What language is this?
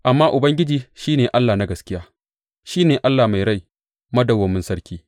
Hausa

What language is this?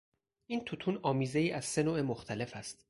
Persian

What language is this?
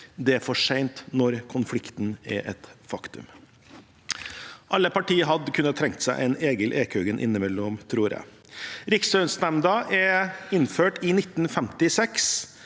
Norwegian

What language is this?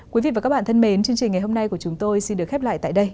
Vietnamese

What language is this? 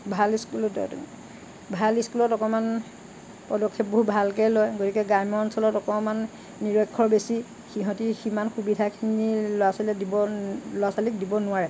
Assamese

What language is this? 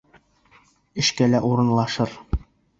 Bashkir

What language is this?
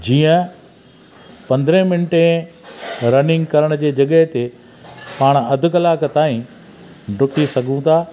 Sindhi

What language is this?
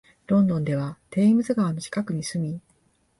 Japanese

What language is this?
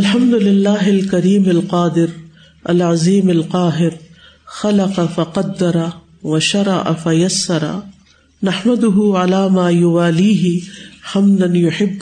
Urdu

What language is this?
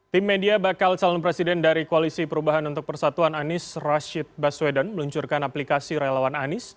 Indonesian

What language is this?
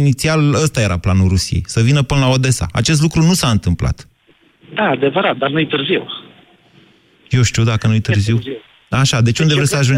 Romanian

